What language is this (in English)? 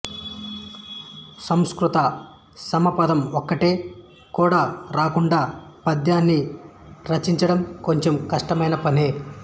Telugu